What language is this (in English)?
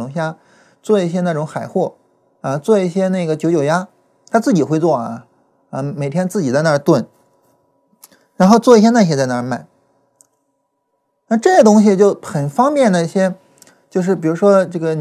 Chinese